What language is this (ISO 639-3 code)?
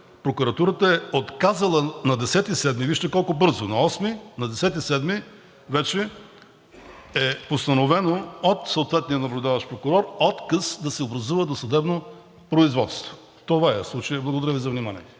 bul